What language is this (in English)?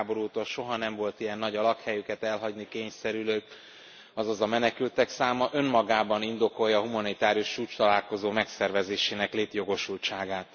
Hungarian